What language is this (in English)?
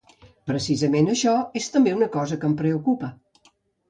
Catalan